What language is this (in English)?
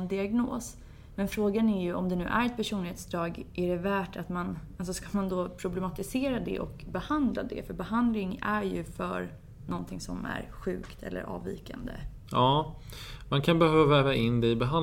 Swedish